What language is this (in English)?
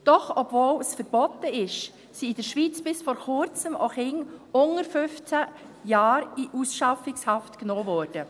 Swiss German